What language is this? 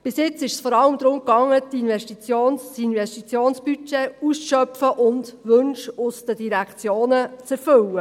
Swiss German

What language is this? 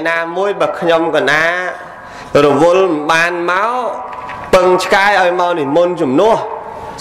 Vietnamese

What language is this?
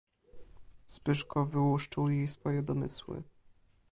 Polish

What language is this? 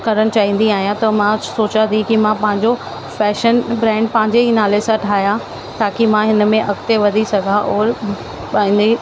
Sindhi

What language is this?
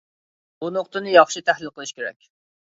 Uyghur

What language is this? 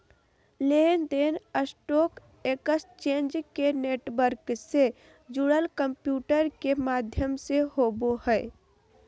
Magahi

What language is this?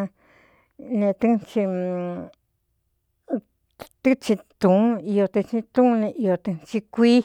Cuyamecalco Mixtec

